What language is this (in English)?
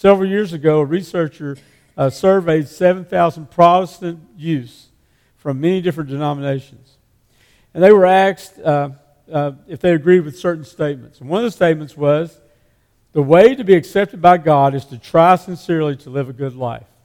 English